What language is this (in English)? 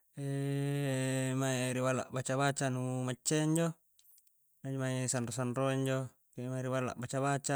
Coastal Konjo